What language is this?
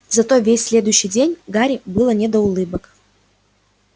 Russian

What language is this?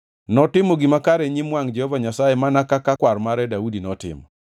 Luo (Kenya and Tanzania)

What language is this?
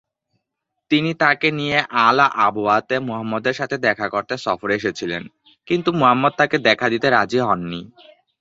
Bangla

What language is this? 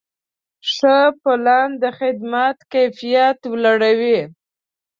Pashto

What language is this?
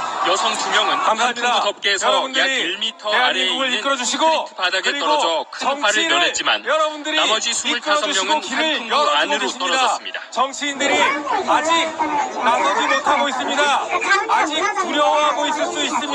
Korean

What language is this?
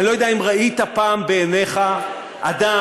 Hebrew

